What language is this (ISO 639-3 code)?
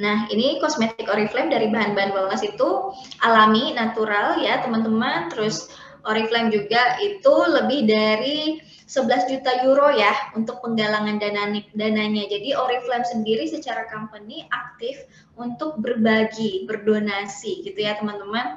ind